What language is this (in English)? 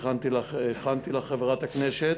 Hebrew